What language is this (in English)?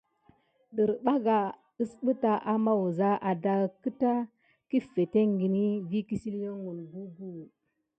Gidar